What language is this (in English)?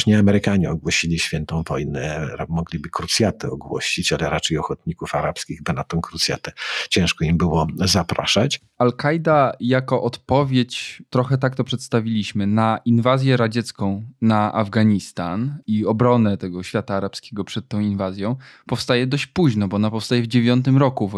Polish